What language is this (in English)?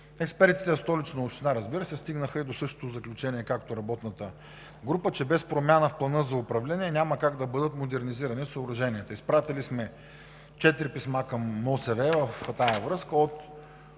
Bulgarian